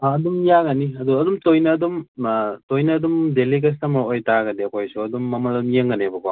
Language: Manipuri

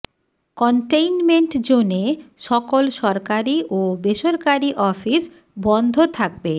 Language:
Bangla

